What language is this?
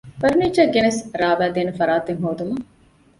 Divehi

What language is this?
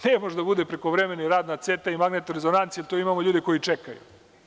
Serbian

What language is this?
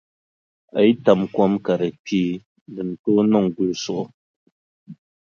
Dagbani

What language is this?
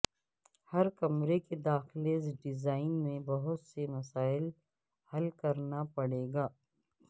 Urdu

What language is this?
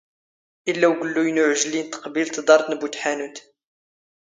Standard Moroccan Tamazight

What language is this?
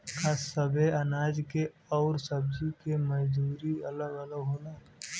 Bhojpuri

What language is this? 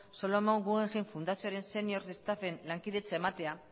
Basque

